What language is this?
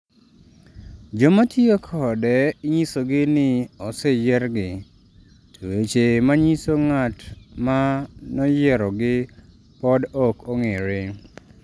Luo (Kenya and Tanzania)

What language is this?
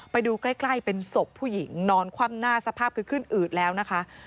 Thai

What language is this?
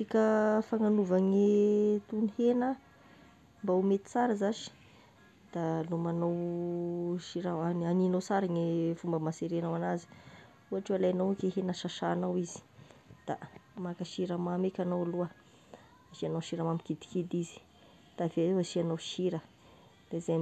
Tesaka Malagasy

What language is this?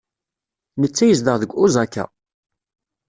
Kabyle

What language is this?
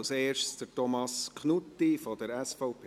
Swiss German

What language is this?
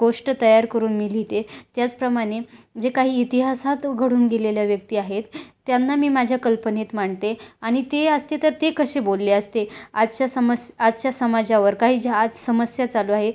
Marathi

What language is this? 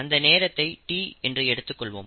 Tamil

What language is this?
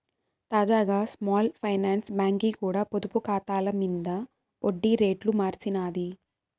Telugu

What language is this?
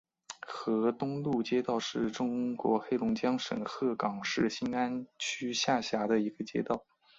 Chinese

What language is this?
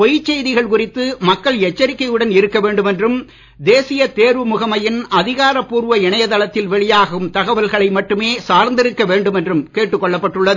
Tamil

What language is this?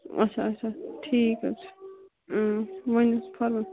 Kashmiri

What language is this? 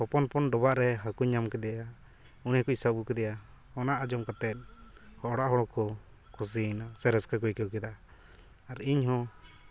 Santali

